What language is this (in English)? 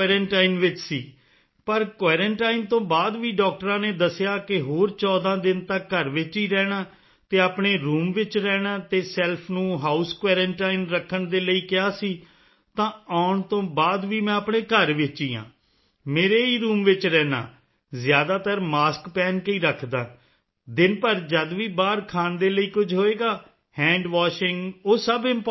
Punjabi